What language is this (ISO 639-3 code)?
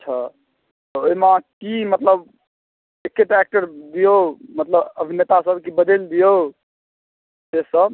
mai